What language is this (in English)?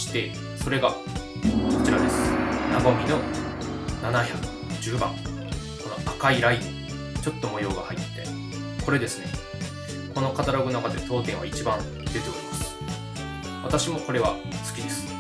Japanese